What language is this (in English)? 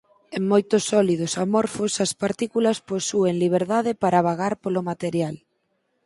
Galician